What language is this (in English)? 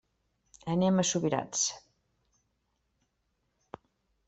Catalan